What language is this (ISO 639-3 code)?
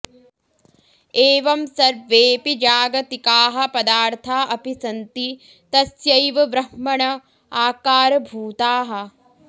san